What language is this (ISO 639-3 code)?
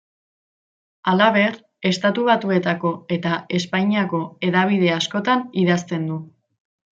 eus